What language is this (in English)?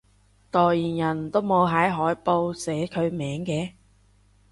Cantonese